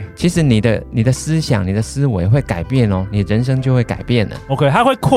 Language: Chinese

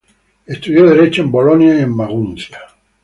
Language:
Spanish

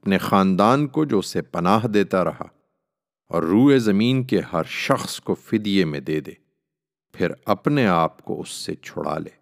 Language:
Urdu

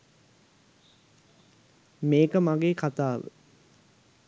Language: Sinhala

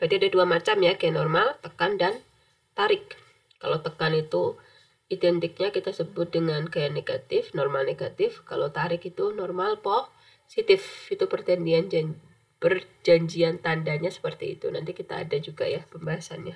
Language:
Indonesian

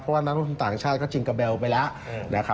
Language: Thai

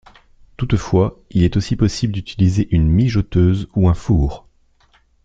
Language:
French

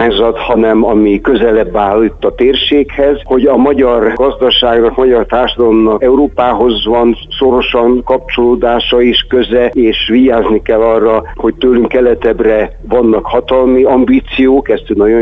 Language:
Hungarian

